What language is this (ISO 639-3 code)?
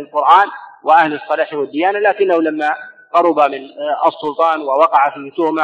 ara